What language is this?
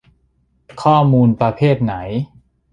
Thai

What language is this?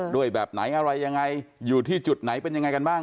Thai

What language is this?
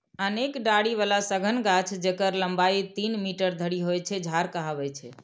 Maithili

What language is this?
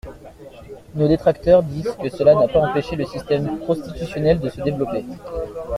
French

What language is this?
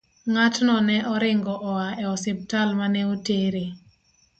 Luo (Kenya and Tanzania)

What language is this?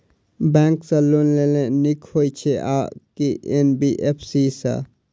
Maithili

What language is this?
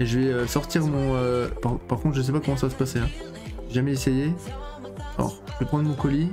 French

